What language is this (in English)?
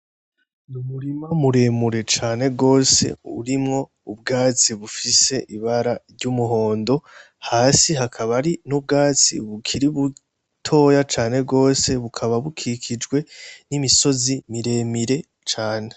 Rundi